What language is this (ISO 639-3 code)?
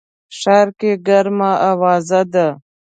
pus